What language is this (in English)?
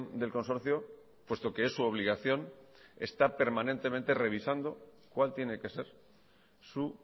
Spanish